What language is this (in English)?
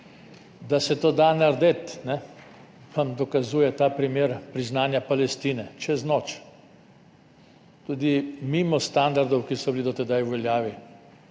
Slovenian